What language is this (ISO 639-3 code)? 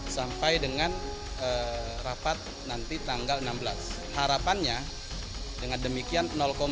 ind